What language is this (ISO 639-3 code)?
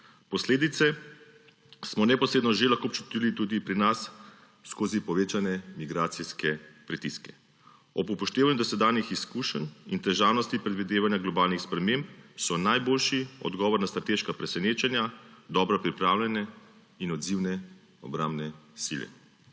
slv